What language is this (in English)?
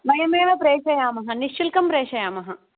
Sanskrit